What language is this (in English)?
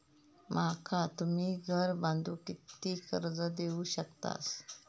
Marathi